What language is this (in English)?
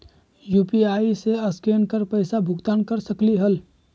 Magahi